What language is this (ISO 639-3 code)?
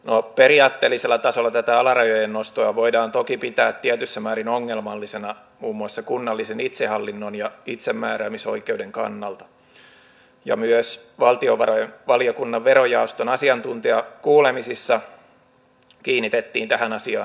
fin